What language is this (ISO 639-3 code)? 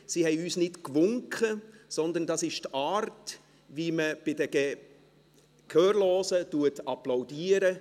gsw